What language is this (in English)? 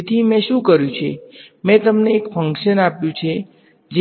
Gujarati